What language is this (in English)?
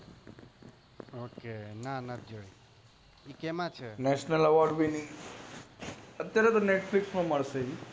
Gujarati